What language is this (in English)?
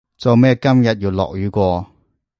Cantonese